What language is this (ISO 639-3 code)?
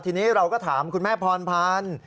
tha